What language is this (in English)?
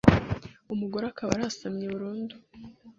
Kinyarwanda